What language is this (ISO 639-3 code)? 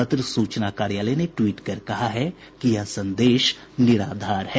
hin